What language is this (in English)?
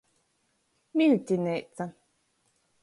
Latgalian